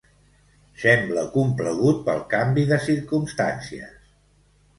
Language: Catalan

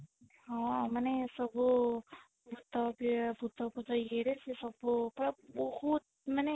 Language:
Odia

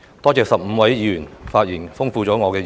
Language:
Cantonese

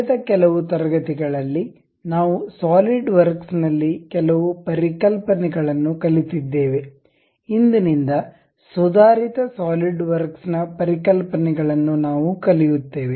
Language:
Kannada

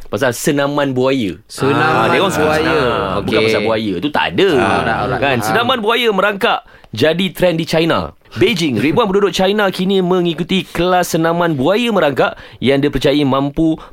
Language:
Malay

